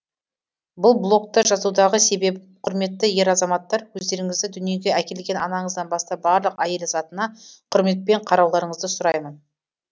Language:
Kazakh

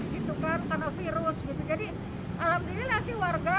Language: Indonesian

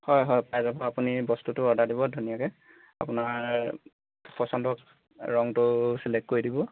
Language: Assamese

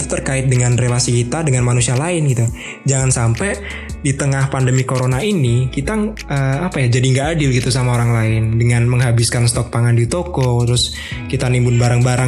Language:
Indonesian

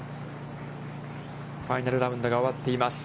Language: Japanese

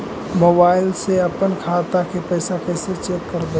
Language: Magahi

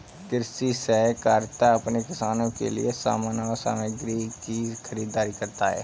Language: Hindi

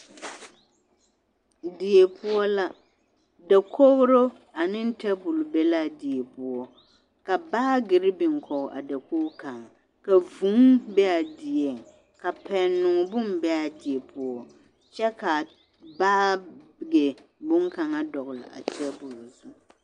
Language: Southern Dagaare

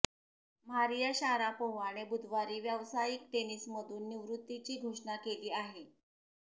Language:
Marathi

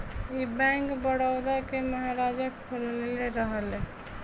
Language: Bhojpuri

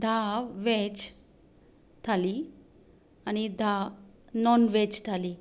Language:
Konkani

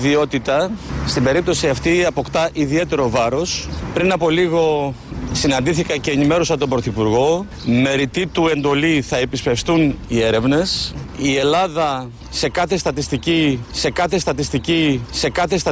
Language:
Greek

